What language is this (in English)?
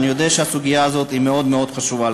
Hebrew